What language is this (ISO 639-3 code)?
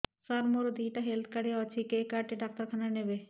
ori